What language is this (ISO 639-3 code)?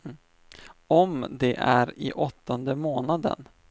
swe